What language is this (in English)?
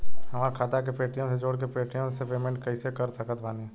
Bhojpuri